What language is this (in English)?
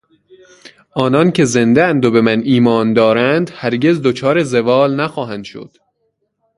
Persian